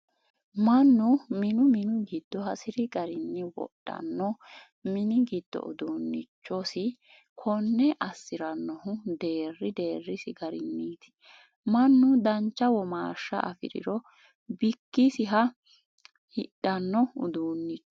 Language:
Sidamo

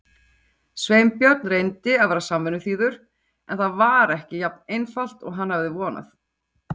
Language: Icelandic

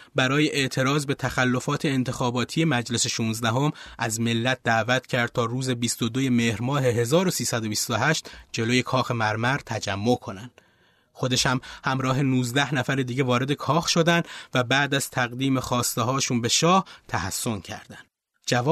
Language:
Persian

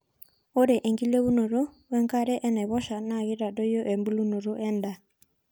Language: Masai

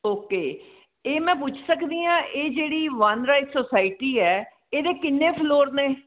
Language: Punjabi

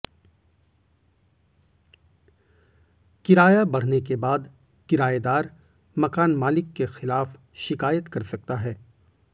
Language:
Hindi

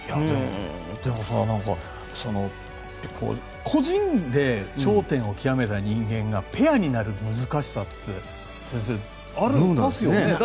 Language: Japanese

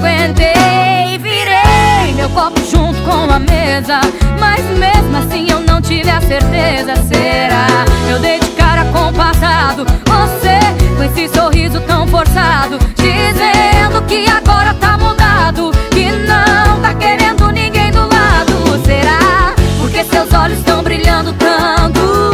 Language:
Portuguese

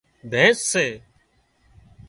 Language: Wadiyara Koli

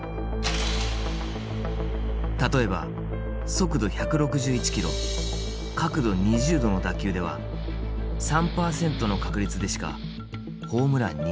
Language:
Japanese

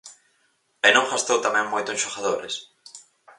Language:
Galician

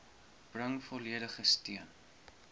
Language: Afrikaans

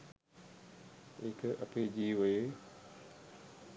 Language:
Sinhala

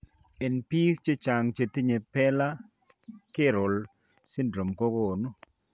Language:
Kalenjin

